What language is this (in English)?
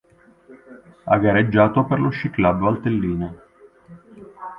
Italian